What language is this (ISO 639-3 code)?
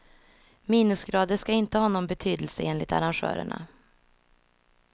swe